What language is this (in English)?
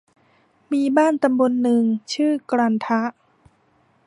Thai